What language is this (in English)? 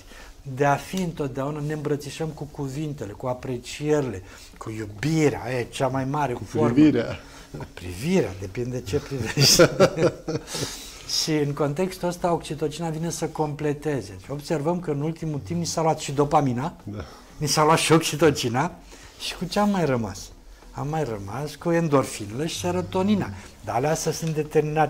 Romanian